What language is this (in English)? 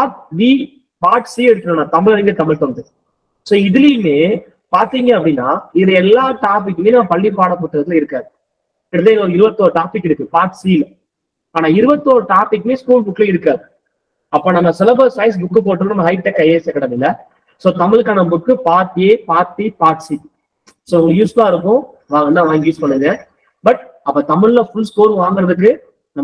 Tamil